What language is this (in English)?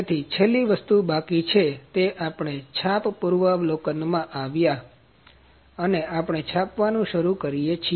Gujarati